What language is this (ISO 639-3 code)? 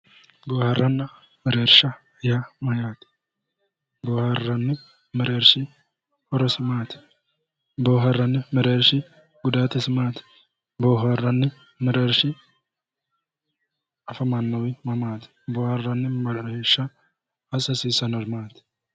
sid